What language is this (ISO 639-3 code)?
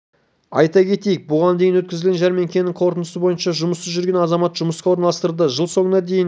kaz